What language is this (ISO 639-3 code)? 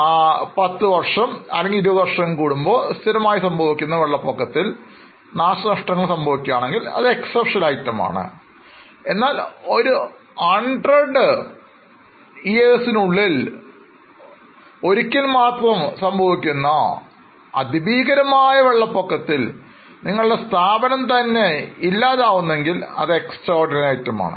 mal